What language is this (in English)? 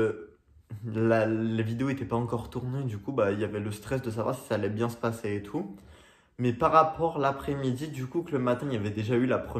French